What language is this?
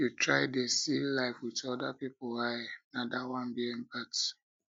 Nigerian Pidgin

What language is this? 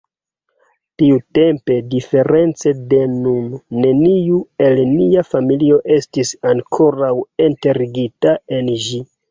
Esperanto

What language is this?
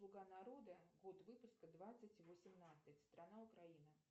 Russian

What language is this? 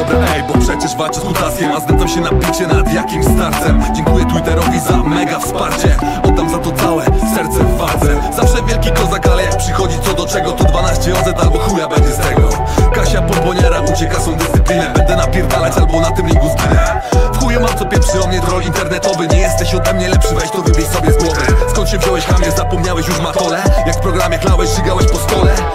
Polish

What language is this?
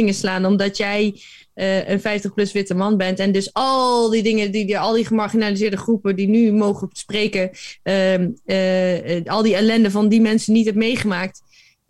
Dutch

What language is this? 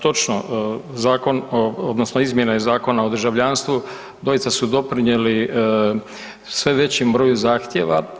Croatian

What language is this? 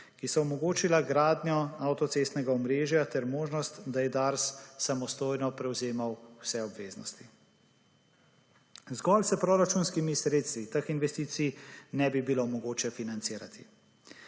Slovenian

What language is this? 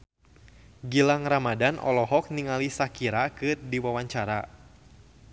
Sundanese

